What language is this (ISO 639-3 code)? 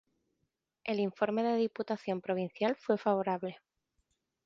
spa